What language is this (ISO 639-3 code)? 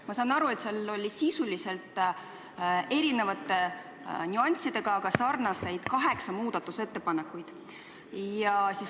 est